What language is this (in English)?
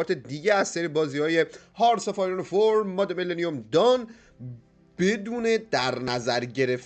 Persian